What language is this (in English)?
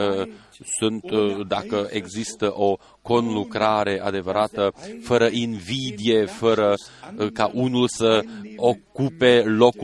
Romanian